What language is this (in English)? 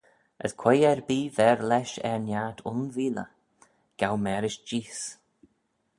Manx